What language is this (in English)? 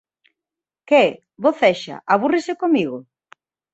Galician